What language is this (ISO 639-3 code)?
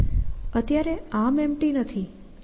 guj